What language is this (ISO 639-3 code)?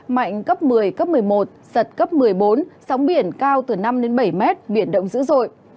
vie